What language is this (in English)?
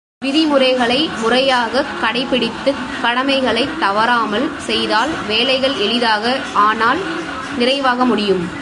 Tamil